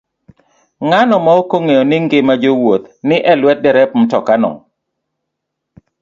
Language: Luo (Kenya and Tanzania)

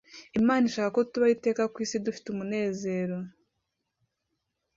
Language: Kinyarwanda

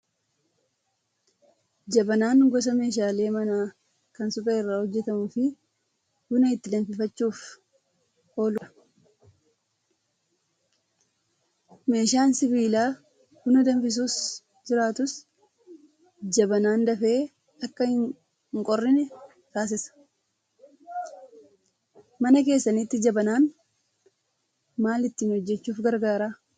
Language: Oromo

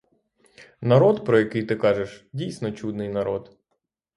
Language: Ukrainian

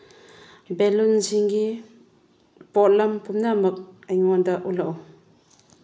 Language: Manipuri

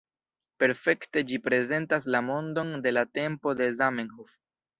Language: Esperanto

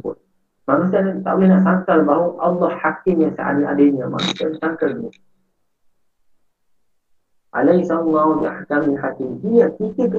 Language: Malay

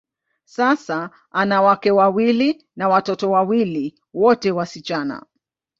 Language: Swahili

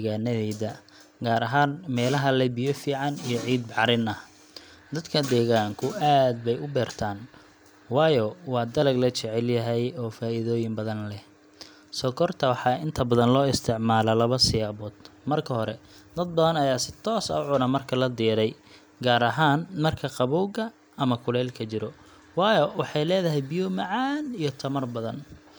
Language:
Somali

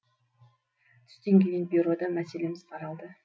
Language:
Kazakh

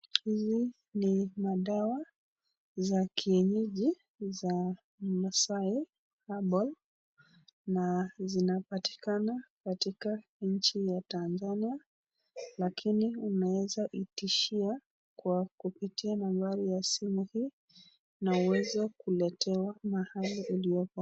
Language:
Swahili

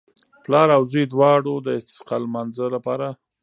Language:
Pashto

